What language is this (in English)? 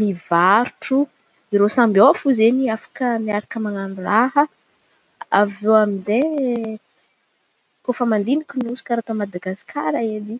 Antankarana Malagasy